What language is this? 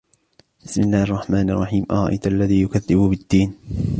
Arabic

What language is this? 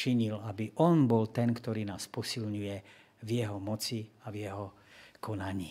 Slovak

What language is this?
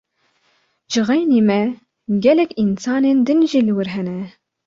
Kurdish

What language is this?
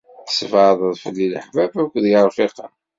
Kabyle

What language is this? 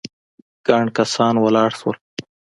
Pashto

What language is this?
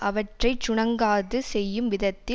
Tamil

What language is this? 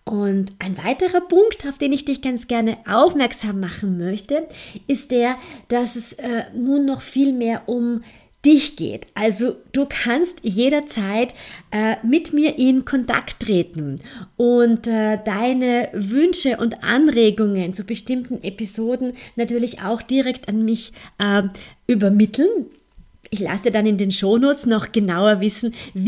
German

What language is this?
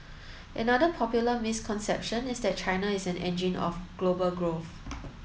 English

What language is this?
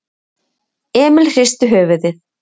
Icelandic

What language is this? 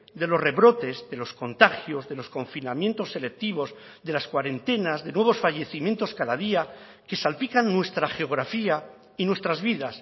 Spanish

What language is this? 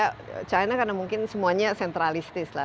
Indonesian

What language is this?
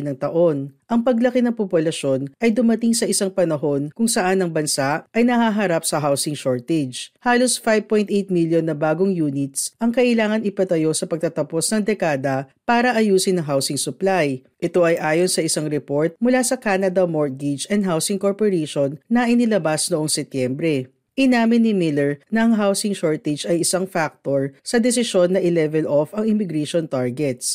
Filipino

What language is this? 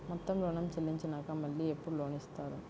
Telugu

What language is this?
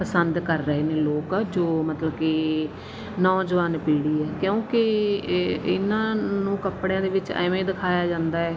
Punjabi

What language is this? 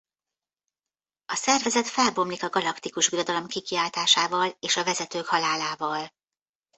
Hungarian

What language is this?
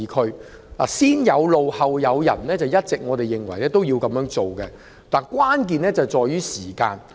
Cantonese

